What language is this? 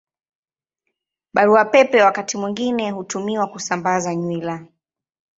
Swahili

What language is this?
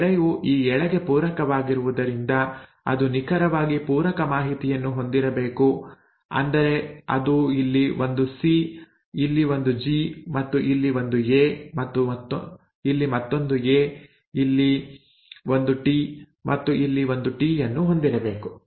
Kannada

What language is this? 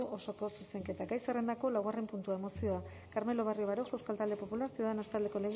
Basque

